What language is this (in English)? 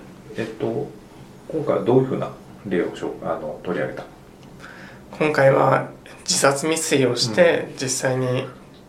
Japanese